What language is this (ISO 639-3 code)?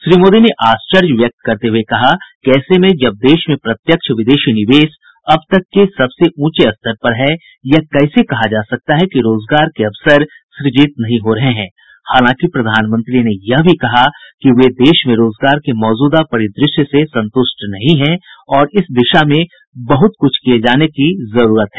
hin